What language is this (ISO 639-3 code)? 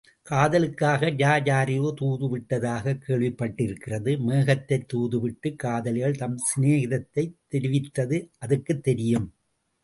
tam